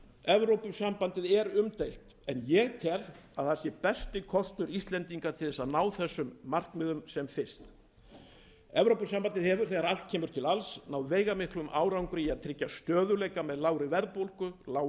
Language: Icelandic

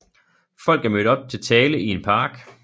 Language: Danish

